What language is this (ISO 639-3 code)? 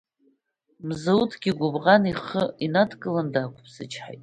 abk